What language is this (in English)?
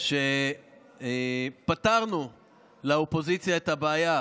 Hebrew